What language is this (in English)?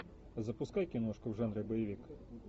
Russian